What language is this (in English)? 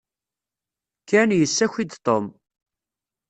Kabyle